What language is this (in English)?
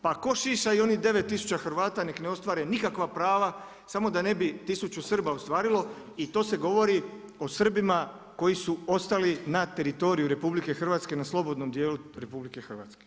Croatian